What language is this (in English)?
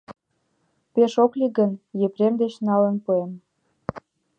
Mari